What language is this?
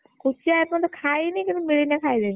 Odia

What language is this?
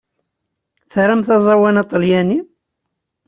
Kabyle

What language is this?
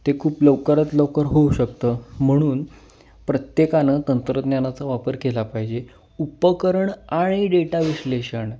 Marathi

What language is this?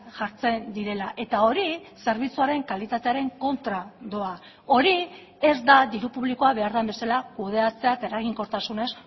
Basque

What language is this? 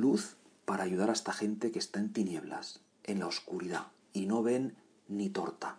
Spanish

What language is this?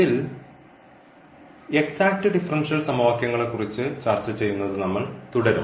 Malayalam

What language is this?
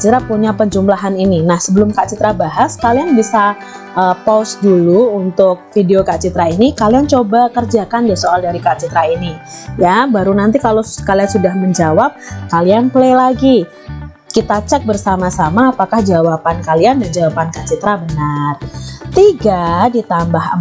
Indonesian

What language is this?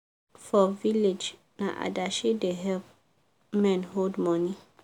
Nigerian Pidgin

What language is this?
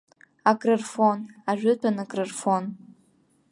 Abkhazian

